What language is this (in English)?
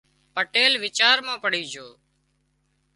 Wadiyara Koli